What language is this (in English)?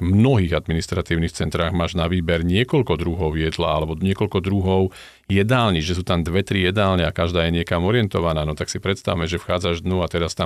Slovak